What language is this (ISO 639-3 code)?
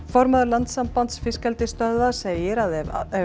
isl